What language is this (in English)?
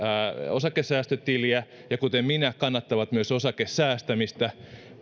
Finnish